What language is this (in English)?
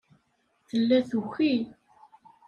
Kabyle